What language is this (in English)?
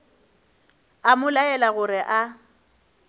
Northern Sotho